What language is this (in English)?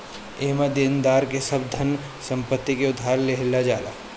Bhojpuri